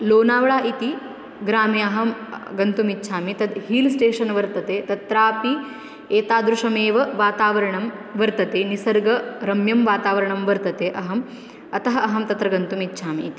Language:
Sanskrit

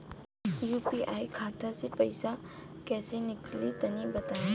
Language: Bhojpuri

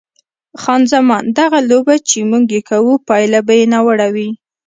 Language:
Pashto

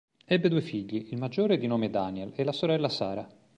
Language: Italian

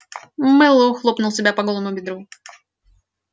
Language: Russian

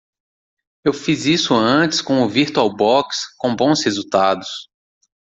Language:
Portuguese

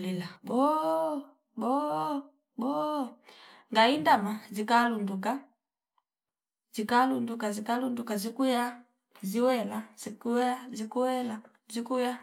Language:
Fipa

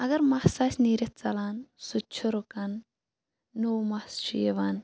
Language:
Kashmiri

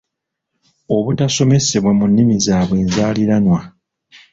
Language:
Ganda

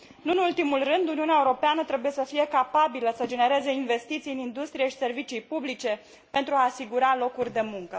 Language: Romanian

